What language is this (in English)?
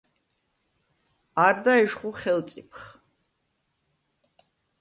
Svan